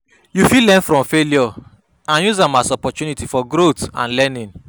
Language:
Nigerian Pidgin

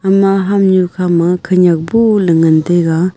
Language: Wancho Naga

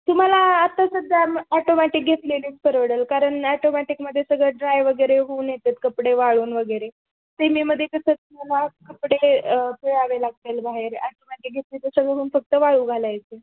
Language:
Marathi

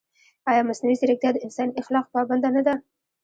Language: Pashto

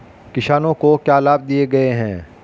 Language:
Hindi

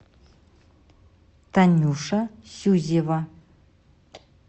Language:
Russian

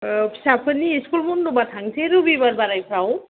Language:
Bodo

